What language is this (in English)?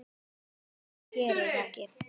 Icelandic